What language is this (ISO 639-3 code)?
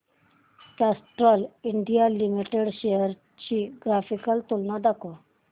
mar